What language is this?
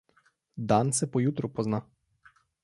Slovenian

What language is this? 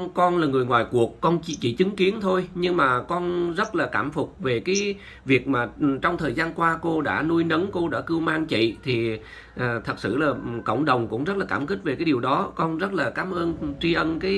Vietnamese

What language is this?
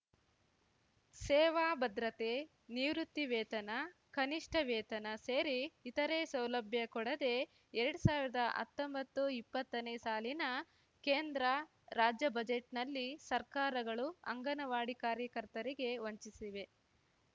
Kannada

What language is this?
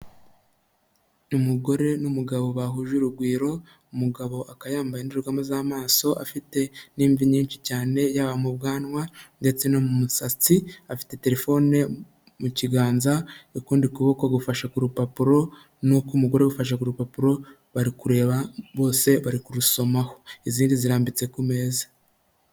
Kinyarwanda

